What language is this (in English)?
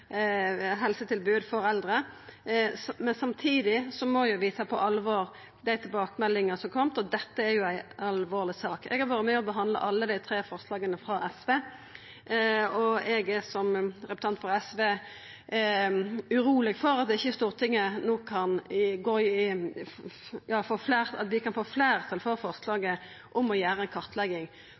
Norwegian Nynorsk